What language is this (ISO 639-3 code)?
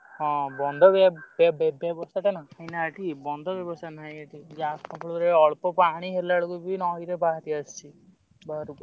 ori